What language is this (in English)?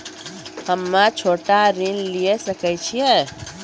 Maithili